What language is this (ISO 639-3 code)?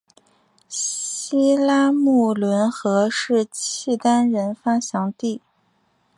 zho